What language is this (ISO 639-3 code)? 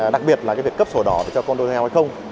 vie